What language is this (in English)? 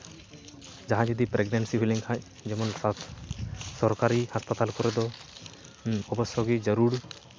Santali